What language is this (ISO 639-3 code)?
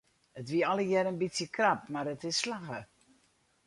fry